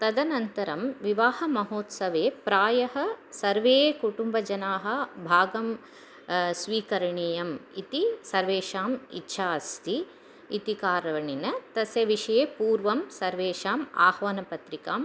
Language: Sanskrit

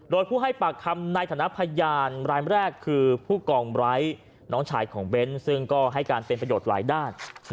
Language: Thai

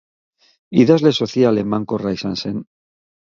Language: Basque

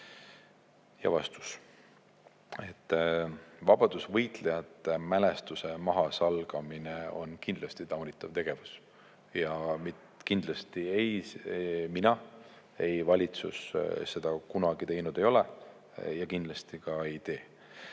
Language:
Estonian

